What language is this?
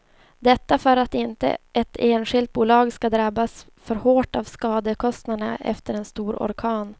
Swedish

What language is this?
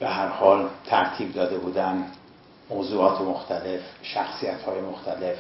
Persian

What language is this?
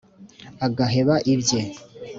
Kinyarwanda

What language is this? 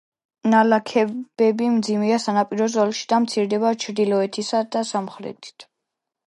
Georgian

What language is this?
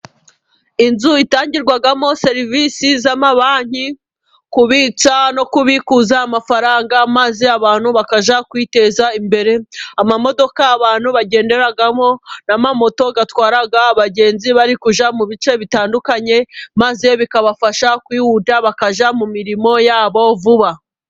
Kinyarwanda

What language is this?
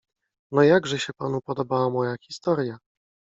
Polish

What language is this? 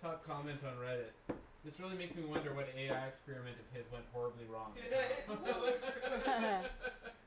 English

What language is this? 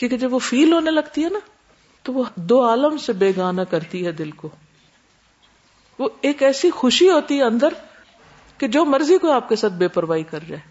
Urdu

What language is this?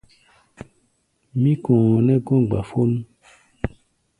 Gbaya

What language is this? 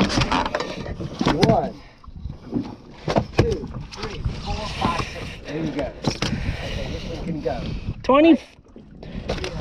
English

